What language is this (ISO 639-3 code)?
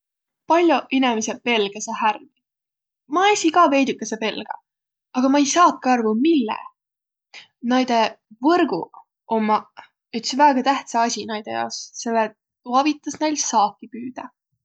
vro